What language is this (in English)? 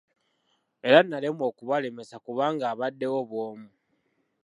Ganda